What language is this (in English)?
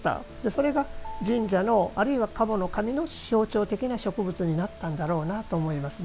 Japanese